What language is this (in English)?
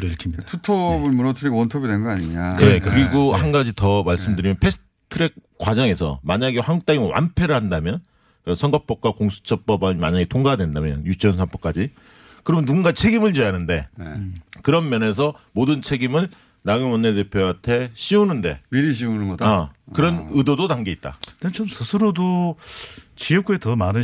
Korean